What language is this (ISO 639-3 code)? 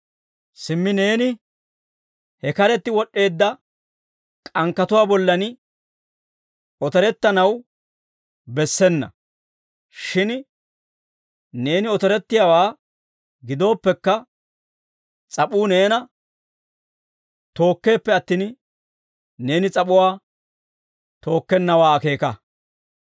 dwr